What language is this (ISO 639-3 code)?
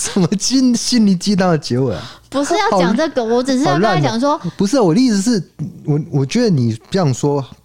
zho